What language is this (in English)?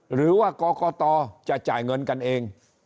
Thai